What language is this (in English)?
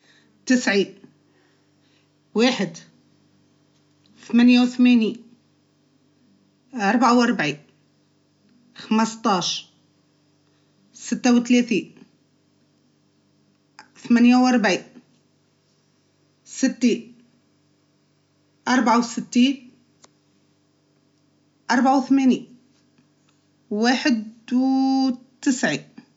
Tunisian Arabic